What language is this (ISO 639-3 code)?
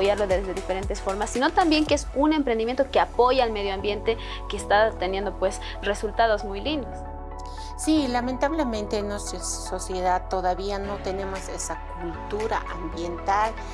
spa